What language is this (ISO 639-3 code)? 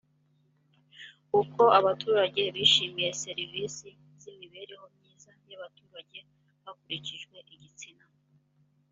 kin